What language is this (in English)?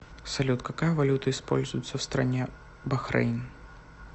Russian